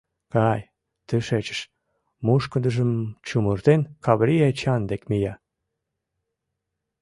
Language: Mari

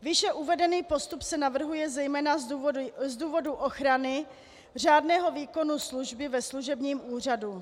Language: Czech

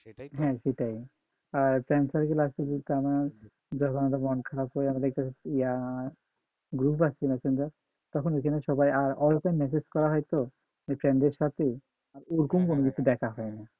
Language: Bangla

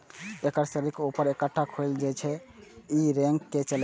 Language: Maithili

